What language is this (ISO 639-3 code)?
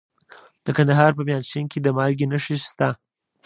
pus